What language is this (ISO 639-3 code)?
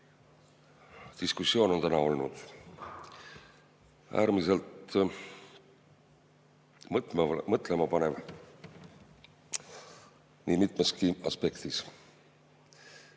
est